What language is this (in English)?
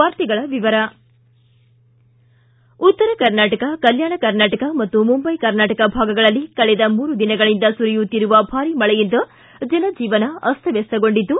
Kannada